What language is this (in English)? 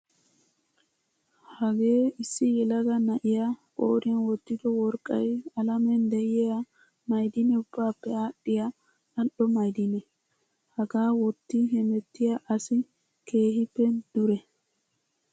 Wolaytta